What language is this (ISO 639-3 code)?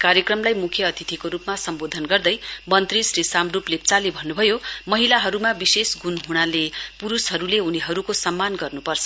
nep